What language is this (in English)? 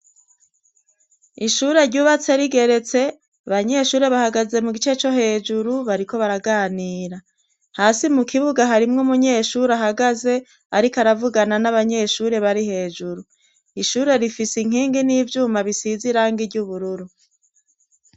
Rundi